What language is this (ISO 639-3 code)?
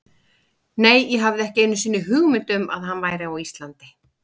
isl